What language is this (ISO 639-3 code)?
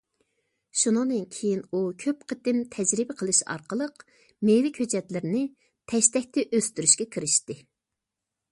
uig